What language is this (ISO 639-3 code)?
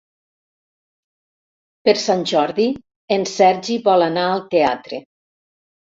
cat